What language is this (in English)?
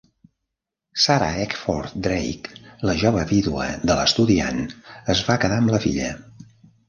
Catalan